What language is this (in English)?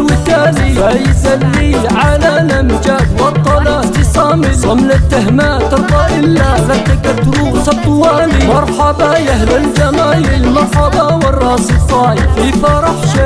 Arabic